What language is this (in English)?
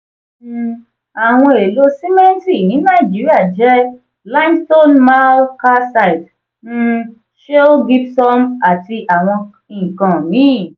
Yoruba